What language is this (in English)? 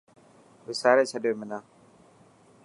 Dhatki